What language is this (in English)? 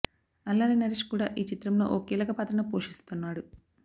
Telugu